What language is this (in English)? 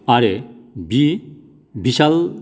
Bodo